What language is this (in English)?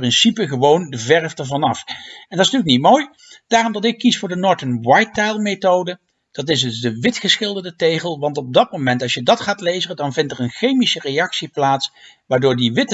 Dutch